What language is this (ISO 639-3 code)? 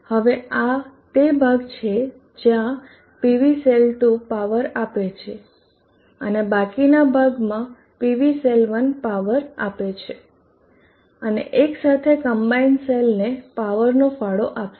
guj